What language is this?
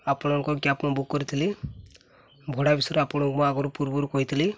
Odia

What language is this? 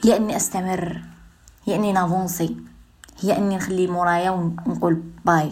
Arabic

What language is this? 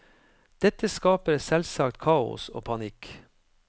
Norwegian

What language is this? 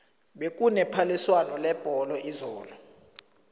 South Ndebele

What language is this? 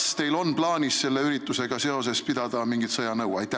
Estonian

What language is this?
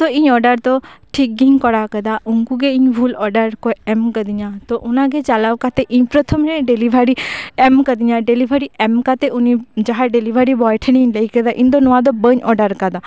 Santali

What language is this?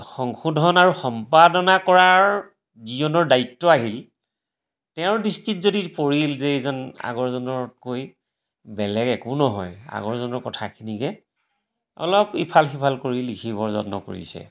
Assamese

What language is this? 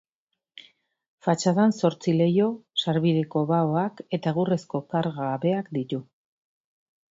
Basque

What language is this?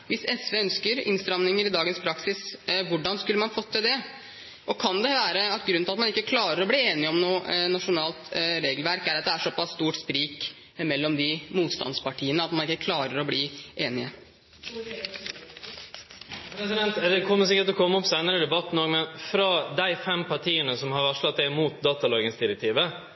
Norwegian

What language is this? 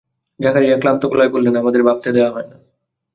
Bangla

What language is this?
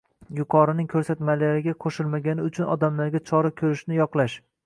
Uzbek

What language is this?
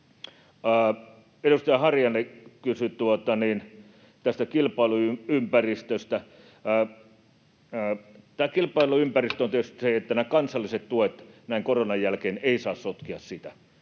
Finnish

